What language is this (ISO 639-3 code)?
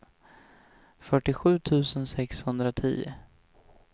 swe